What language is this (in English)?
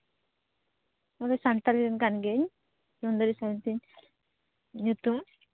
Santali